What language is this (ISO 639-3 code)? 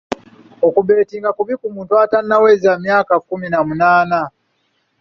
lug